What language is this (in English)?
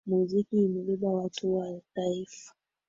Swahili